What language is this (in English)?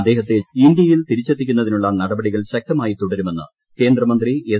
Malayalam